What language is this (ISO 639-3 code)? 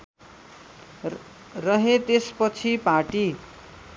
nep